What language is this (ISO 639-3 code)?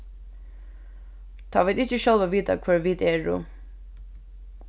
fao